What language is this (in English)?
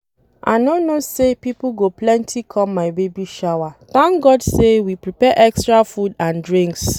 Nigerian Pidgin